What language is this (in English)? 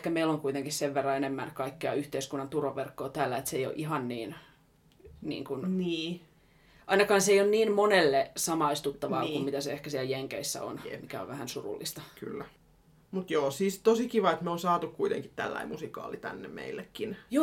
Finnish